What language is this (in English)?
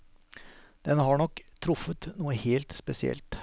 Norwegian